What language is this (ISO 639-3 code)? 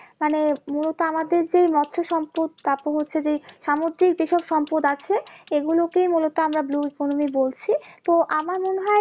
ben